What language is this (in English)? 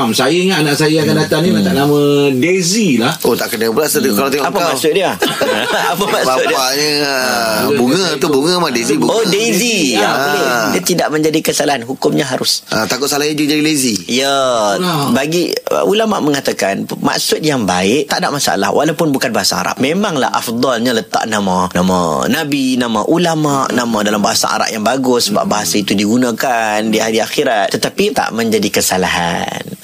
Malay